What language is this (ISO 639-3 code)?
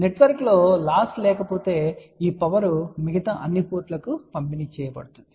tel